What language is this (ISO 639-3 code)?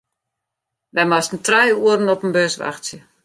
fry